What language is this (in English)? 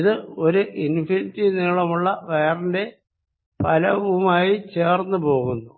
Malayalam